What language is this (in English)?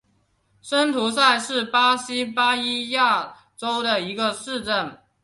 Chinese